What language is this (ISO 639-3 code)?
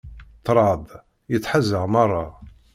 kab